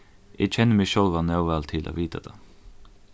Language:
Faroese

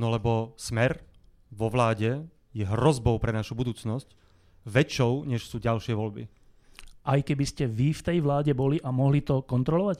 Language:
Slovak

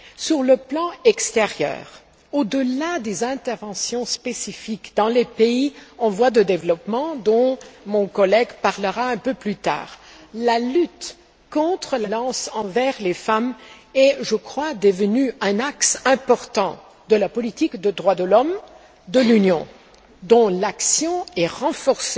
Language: French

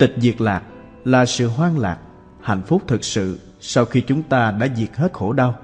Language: Vietnamese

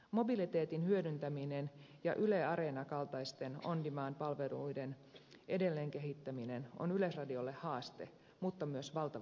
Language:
Finnish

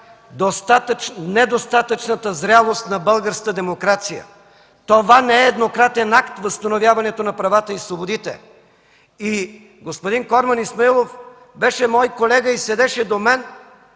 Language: Bulgarian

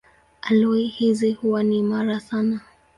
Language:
Swahili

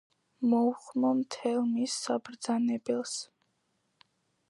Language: Georgian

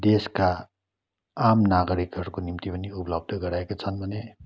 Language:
Nepali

